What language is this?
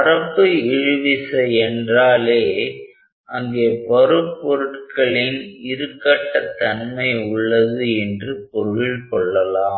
Tamil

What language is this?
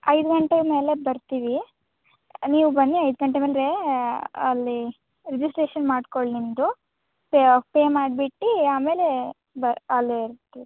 Kannada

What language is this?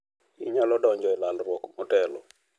Luo (Kenya and Tanzania)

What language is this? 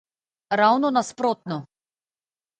Slovenian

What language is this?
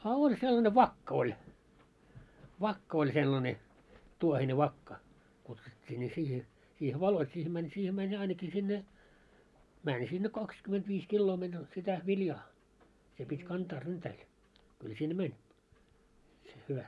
Finnish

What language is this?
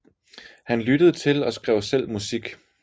Danish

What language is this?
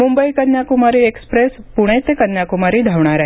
Marathi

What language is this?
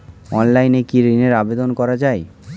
Bangla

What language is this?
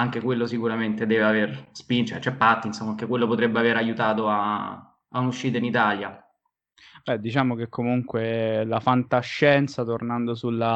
Italian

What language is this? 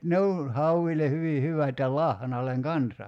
Finnish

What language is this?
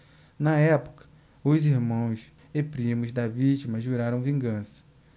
Portuguese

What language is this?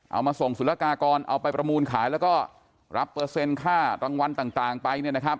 Thai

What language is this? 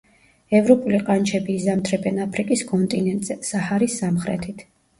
Georgian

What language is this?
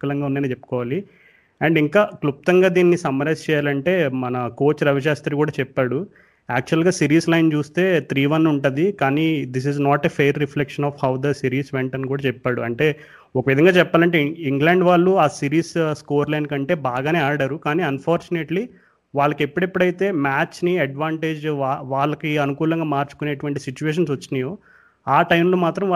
Telugu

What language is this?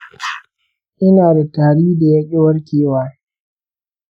Hausa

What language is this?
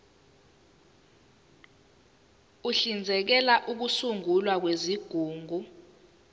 Zulu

